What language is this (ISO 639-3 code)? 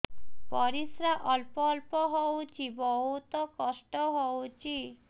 ori